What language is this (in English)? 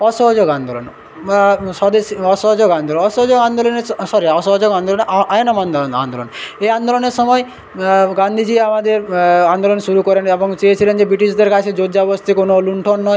Bangla